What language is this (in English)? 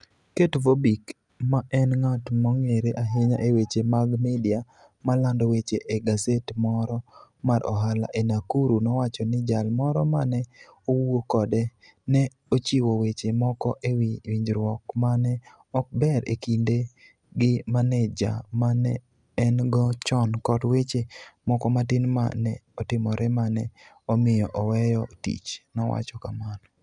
Luo (Kenya and Tanzania)